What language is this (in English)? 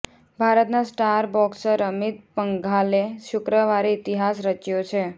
Gujarati